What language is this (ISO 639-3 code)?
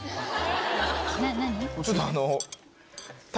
jpn